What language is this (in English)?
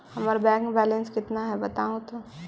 Magahi